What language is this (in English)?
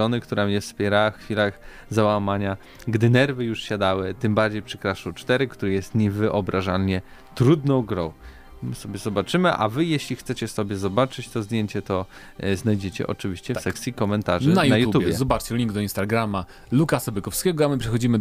Polish